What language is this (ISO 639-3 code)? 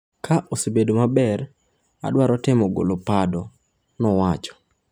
luo